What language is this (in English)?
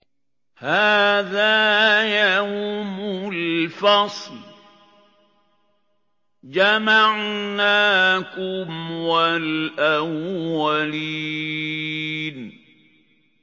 Arabic